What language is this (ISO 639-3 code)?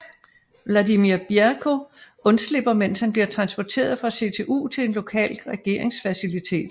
dan